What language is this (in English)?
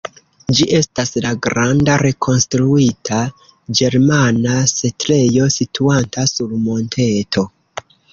Esperanto